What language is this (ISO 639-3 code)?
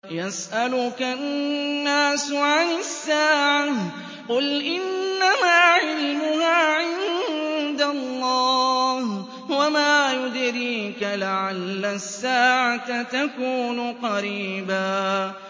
ara